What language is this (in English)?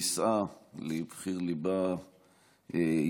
Hebrew